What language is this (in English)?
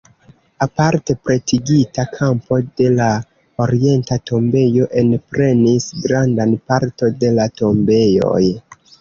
Esperanto